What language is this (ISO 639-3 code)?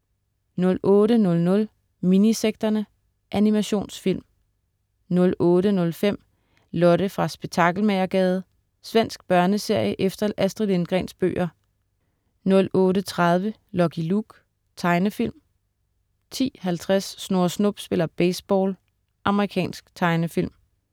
dan